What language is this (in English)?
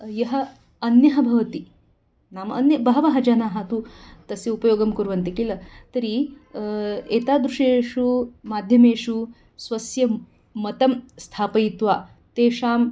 Sanskrit